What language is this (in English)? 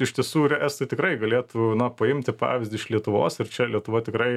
Lithuanian